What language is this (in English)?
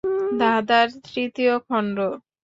Bangla